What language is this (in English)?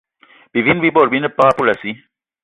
Eton (Cameroon)